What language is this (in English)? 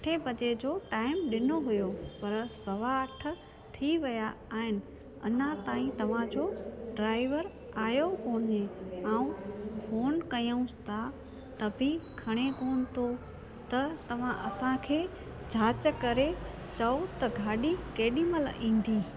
Sindhi